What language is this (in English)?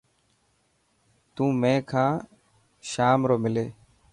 Dhatki